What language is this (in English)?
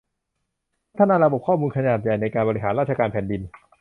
Thai